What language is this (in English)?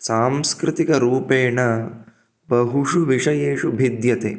Sanskrit